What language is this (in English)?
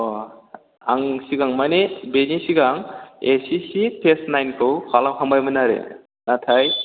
Bodo